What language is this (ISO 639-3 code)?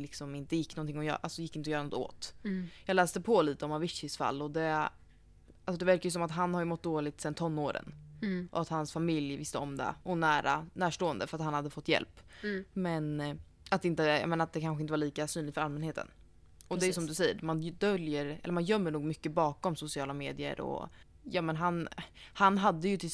swe